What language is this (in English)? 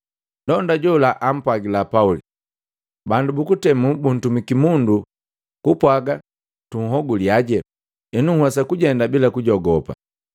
Matengo